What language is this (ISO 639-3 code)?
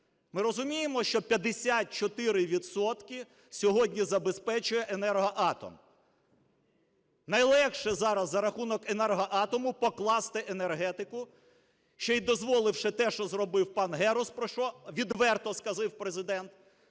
ukr